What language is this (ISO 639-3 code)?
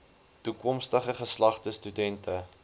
afr